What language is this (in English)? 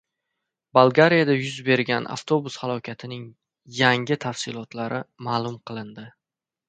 Uzbek